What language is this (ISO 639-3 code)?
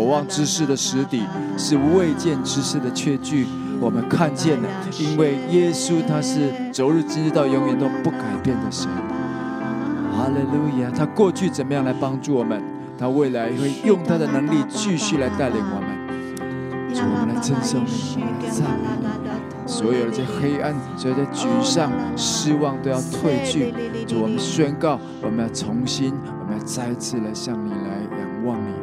zho